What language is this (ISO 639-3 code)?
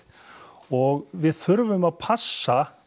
isl